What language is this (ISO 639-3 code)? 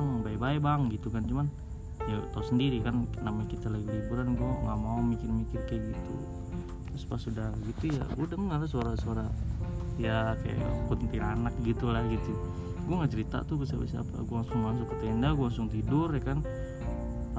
ind